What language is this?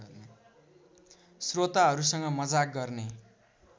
Nepali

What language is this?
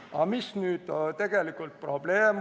Estonian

